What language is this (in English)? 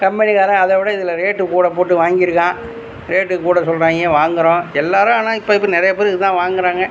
Tamil